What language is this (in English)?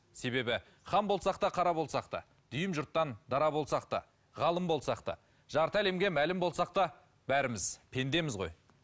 Kazakh